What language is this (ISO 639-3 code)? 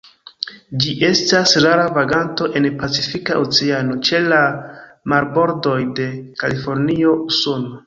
epo